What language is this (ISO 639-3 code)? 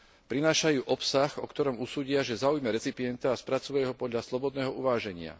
slk